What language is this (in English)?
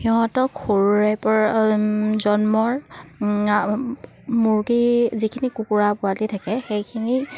Assamese